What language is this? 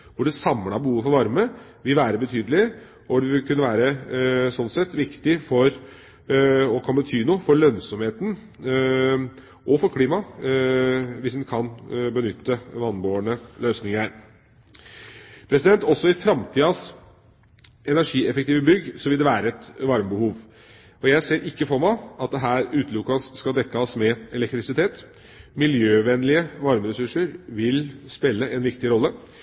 Norwegian Bokmål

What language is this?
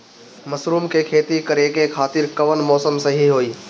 Bhojpuri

